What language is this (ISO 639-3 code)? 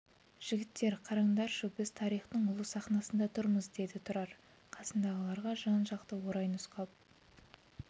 kaz